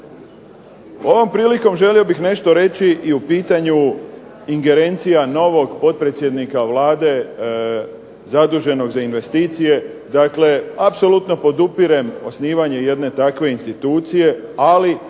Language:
Croatian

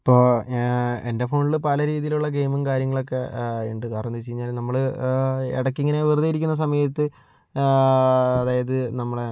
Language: Malayalam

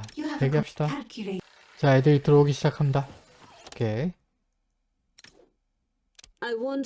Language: Korean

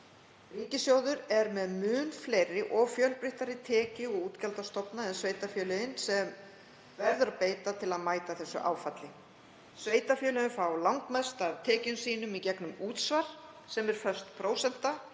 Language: Icelandic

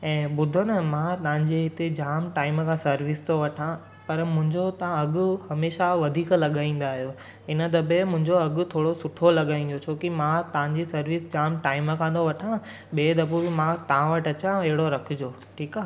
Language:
Sindhi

